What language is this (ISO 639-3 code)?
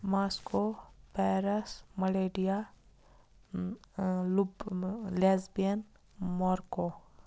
kas